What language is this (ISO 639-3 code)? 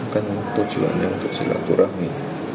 ind